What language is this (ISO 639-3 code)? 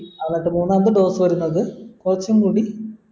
mal